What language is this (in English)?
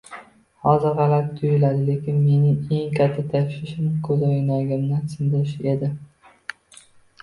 Uzbek